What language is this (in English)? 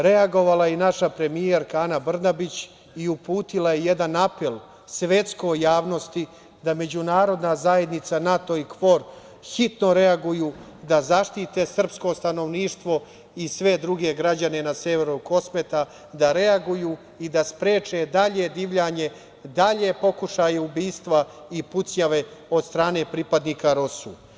Serbian